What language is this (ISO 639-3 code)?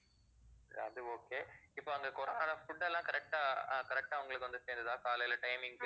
tam